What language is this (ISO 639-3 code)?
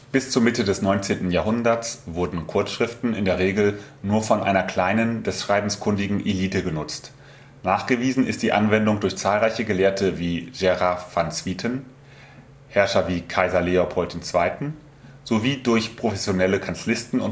deu